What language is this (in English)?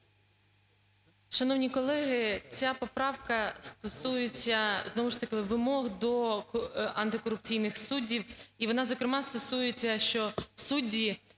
Ukrainian